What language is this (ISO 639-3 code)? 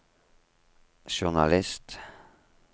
nor